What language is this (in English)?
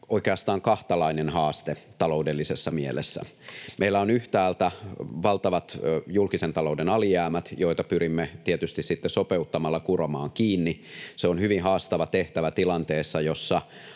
Finnish